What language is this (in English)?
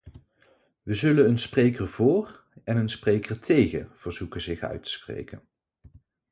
Dutch